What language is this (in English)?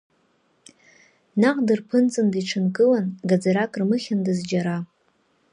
Abkhazian